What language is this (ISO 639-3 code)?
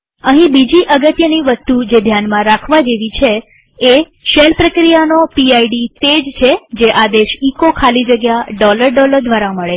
guj